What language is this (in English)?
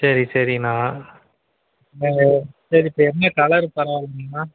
Tamil